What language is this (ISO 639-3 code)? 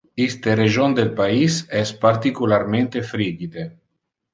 ina